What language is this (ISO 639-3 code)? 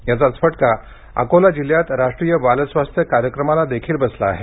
mar